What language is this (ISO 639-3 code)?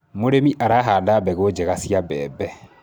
kik